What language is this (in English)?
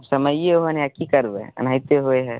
Maithili